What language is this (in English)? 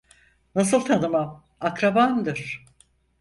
Turkish